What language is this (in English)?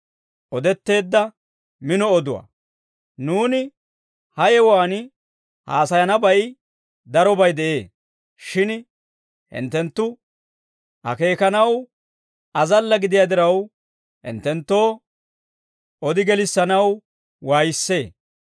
Dawro